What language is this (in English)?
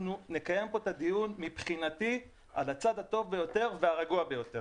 Hebrew